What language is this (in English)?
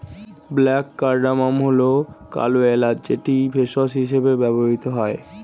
Bangla